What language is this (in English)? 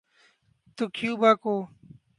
Urdu